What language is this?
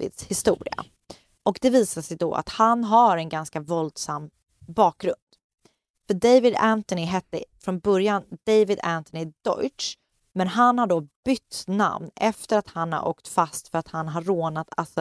Swedish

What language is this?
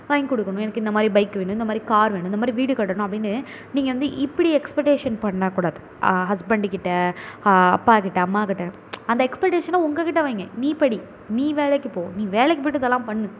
Tamil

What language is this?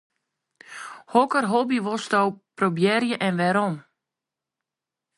Western Frisian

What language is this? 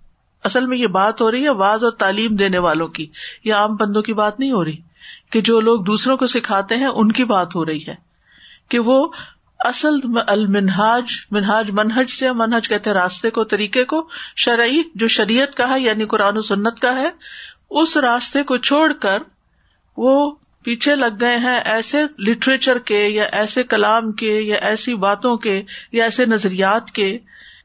Urdu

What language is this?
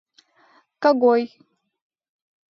Mari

